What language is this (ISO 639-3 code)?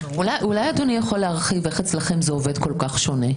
heb